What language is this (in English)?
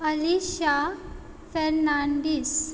Konkani